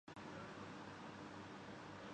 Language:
Urdu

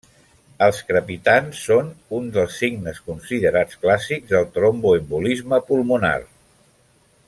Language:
Catalan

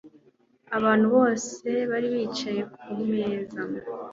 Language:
Kinyarwanda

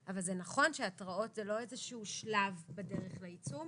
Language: Hebrew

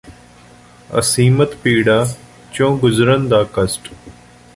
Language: Punjabi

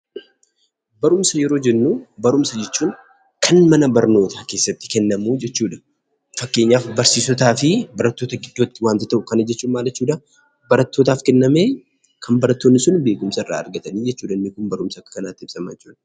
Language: Oromo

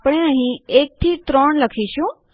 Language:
Gujarati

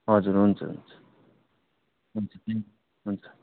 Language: Nepali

